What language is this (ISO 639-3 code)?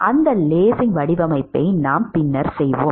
tam